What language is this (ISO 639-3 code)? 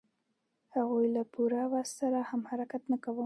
pus